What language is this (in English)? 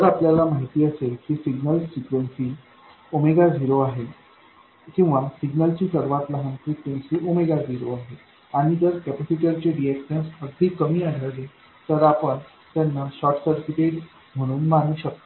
Marathi